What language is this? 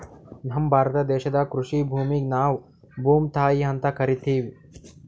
Kannada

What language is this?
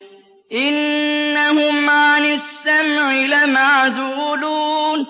Arabic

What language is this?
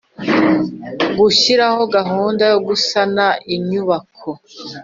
Kinyarwanda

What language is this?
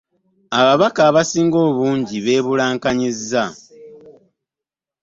Ganda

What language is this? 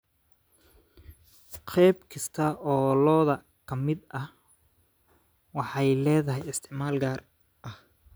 Somali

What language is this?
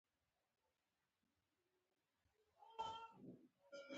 Pashto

